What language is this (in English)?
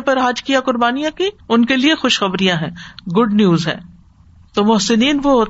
Urdu